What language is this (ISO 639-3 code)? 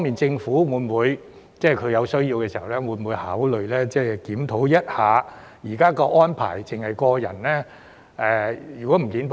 yue